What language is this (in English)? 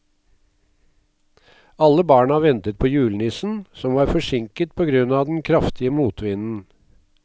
Norwegian